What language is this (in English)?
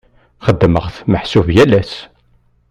Kabyle